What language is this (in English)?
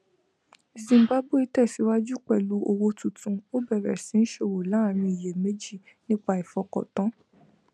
Yoruba